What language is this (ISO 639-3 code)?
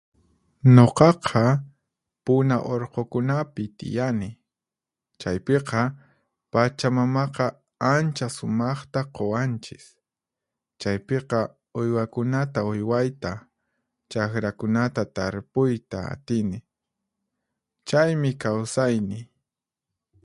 qxp